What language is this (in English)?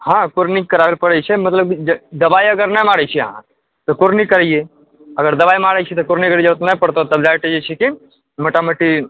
Maithili